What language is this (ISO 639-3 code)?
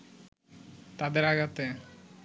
ben